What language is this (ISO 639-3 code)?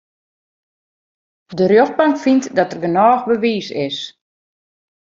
fry